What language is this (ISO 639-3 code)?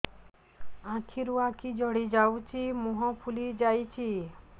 ori